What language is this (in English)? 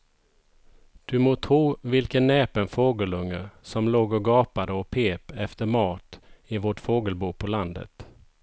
Swedish